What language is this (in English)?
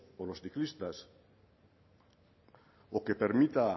Spanish